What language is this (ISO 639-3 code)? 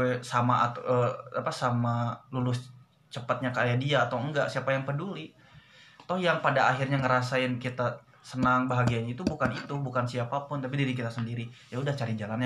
ind